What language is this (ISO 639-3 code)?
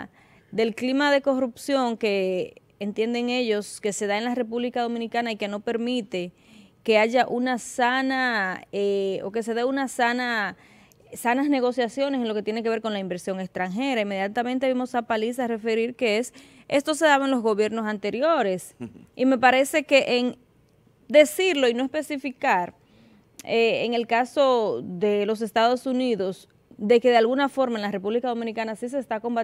spa